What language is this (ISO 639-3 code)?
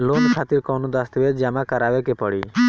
bho